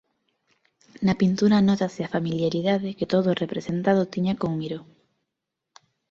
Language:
Galician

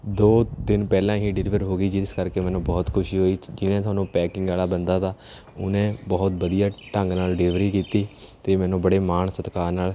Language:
Punjabi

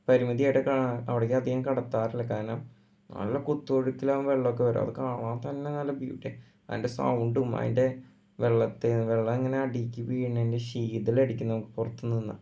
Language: Malayalam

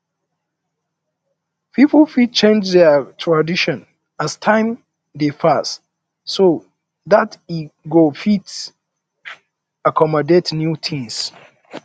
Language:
Nigerian Pidgin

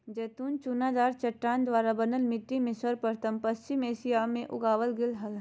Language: Magahi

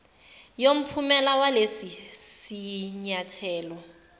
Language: Zulu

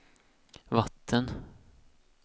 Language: Swedish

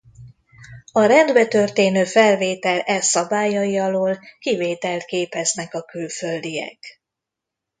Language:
Hungarian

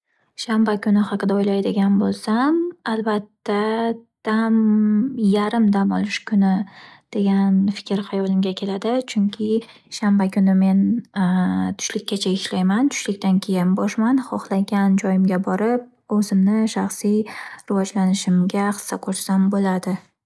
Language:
Uzbek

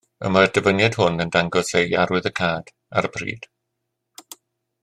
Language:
Welsh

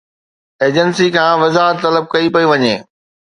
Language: Sindhi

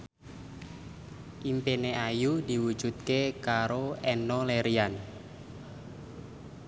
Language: Javanese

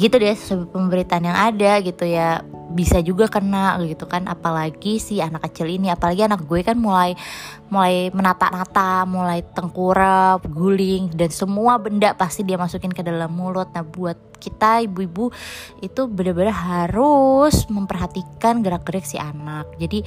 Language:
Indonesian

